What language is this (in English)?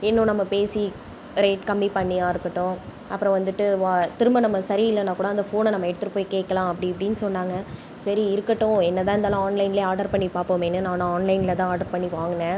Tamil